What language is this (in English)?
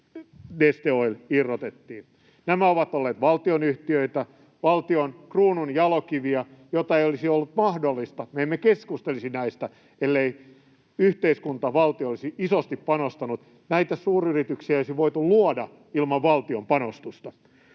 Finnish